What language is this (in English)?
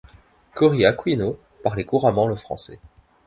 French